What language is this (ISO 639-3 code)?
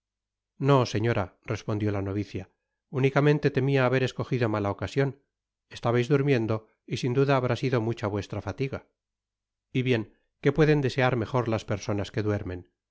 spa